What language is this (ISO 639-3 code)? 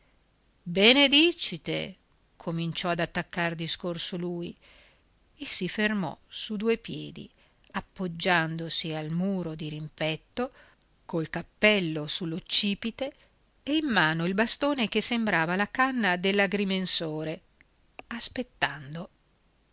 ita